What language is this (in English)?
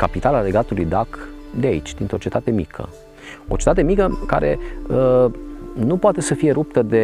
Romanian